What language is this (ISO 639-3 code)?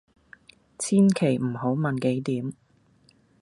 yue